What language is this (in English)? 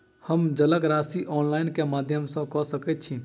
Maithili